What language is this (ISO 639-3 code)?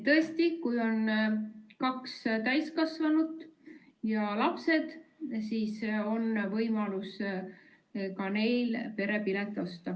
est